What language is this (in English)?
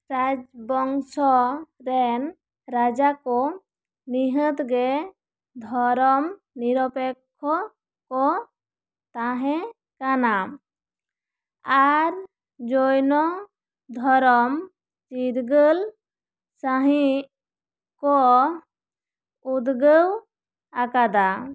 Santali